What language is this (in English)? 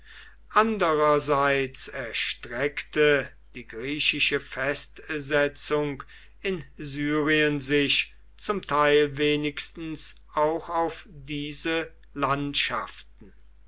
German